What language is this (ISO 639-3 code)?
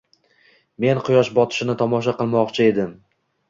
uzb